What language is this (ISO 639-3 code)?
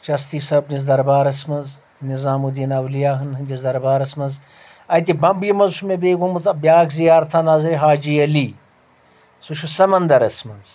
kas